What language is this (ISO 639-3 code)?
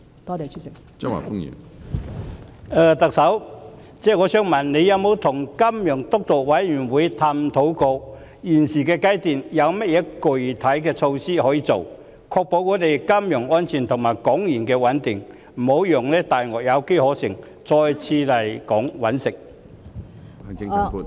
yue